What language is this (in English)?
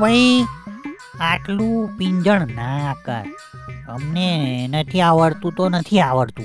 Gujarati